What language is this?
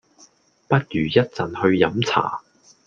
Cantonese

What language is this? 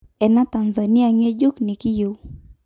Masai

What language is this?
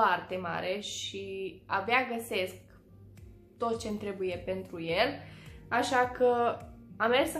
Romanian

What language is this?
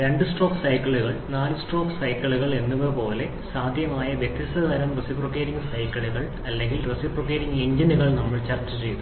Malayalam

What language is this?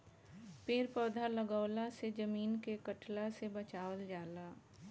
Bhojpuri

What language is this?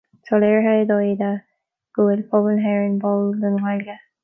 Irish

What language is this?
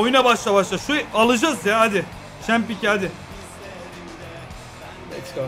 Turkish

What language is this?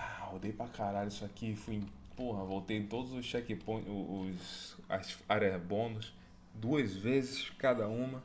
Portuguese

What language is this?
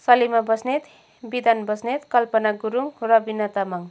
Nepali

